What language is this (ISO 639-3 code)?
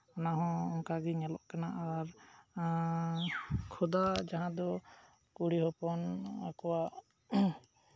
sat